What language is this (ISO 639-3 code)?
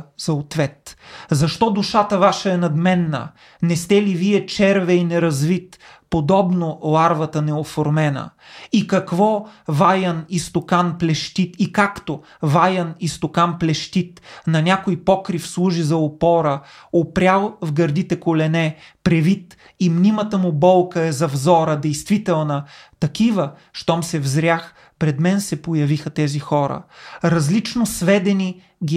bul